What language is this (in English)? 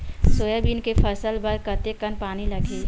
Chhattisgarhi